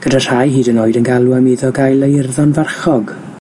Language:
Welsh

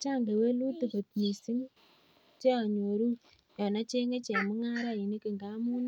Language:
Kalenjin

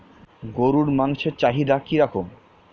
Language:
Bangla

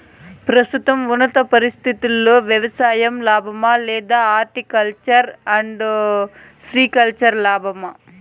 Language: Telugu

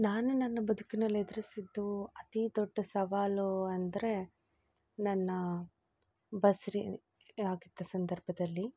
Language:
Kannada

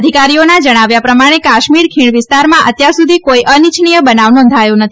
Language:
Gujarati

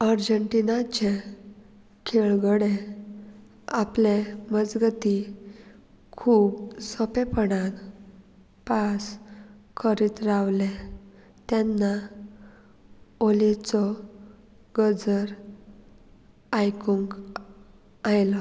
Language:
Konkani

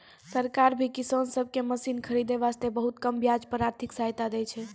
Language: Maithili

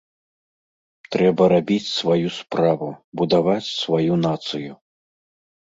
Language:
Belarusian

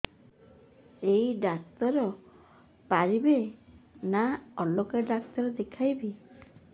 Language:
Odia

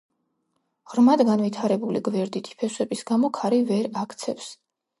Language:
Georgian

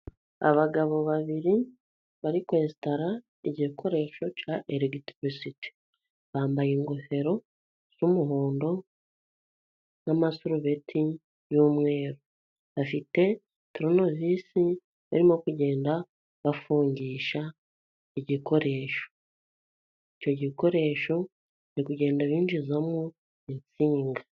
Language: Kinyarwanda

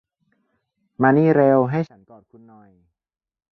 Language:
Thai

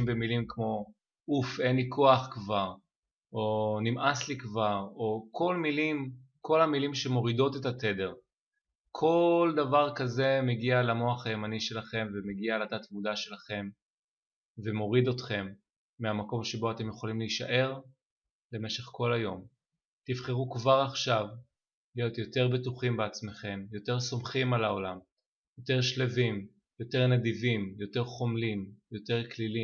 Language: Hebrew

